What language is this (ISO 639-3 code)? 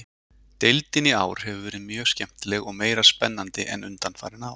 isl